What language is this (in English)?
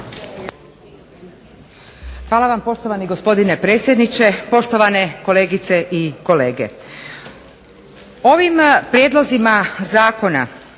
Croatian